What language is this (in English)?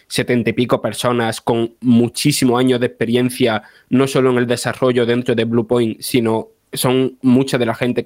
Spanish